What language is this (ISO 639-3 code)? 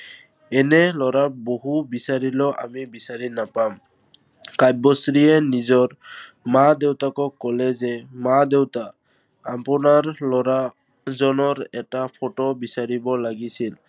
asm